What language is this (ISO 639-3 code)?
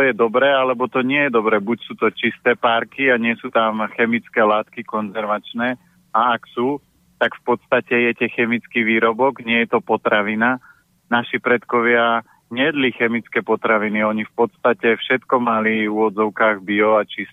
slk